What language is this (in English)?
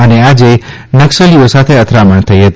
Gujarati